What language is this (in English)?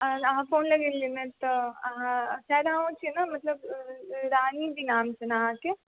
Maithili